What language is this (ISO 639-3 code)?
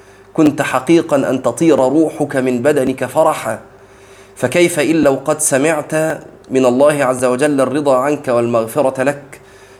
ara